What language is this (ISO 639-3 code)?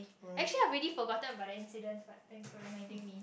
eng